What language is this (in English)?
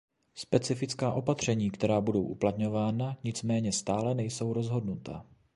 Czech